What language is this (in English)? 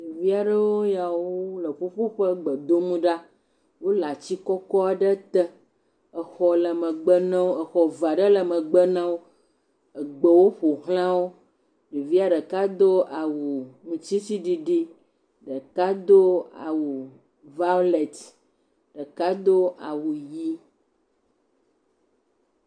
Ewe